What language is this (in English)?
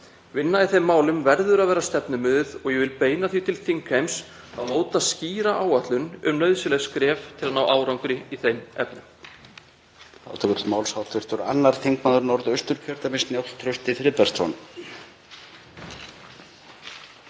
Icelandic